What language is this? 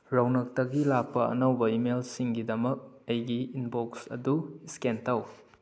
Manipuri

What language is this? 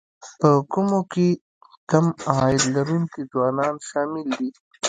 Pashto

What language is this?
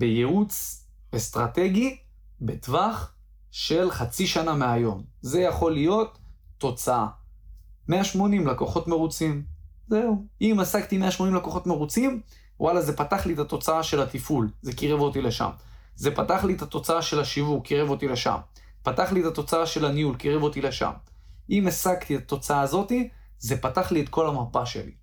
Hebrew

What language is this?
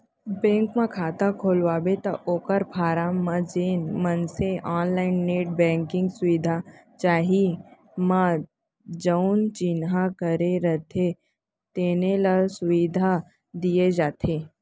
Chhattisgarhi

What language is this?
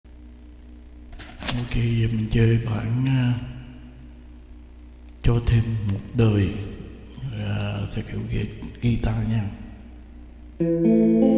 Vietnamese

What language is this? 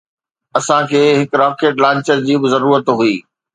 Sindhi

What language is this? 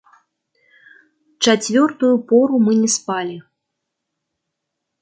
Belarusian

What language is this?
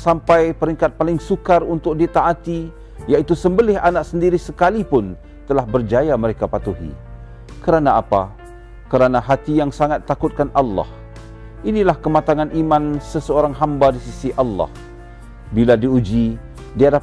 Malay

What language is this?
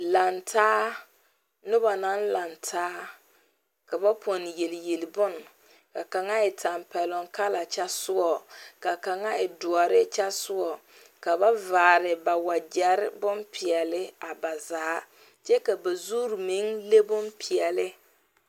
Southern Dagaare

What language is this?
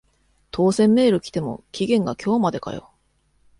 Japanese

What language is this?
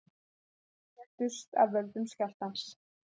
Icelandic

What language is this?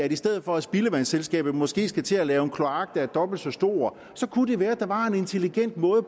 Danish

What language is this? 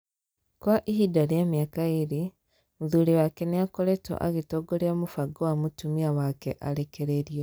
Kikuyu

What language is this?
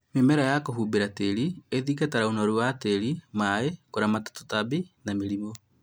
Kikuyu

